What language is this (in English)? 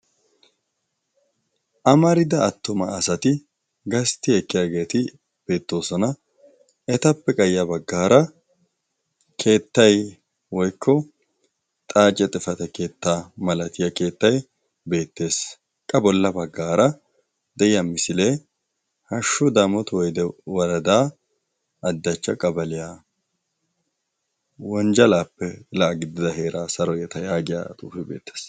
Wolaytta